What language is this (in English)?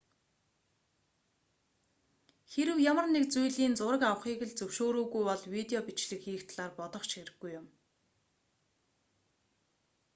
Mongolian